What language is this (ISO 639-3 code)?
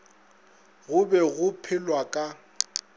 nso